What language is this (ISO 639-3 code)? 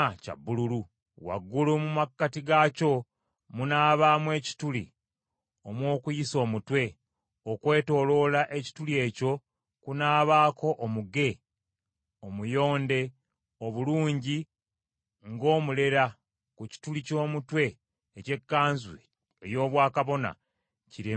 lug